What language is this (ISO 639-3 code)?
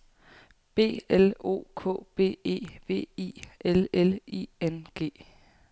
dan